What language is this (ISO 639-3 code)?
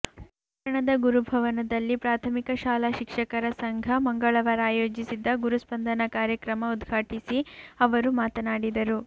kan